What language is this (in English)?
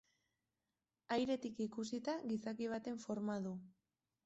Basque